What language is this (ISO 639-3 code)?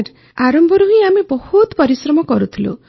ori